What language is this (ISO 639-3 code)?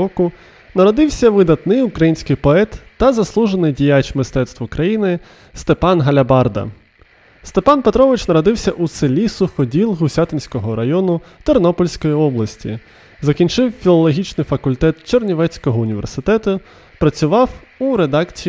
ukr